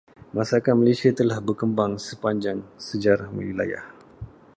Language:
Malay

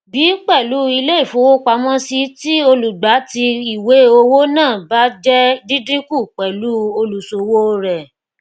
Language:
Yoruba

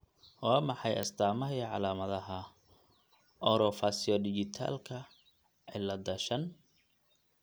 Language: Somali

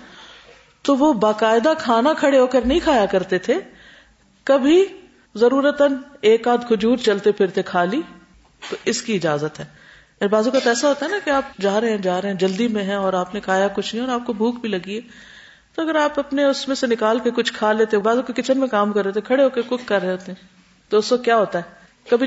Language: Urdu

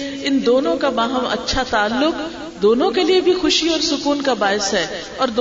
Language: Urdu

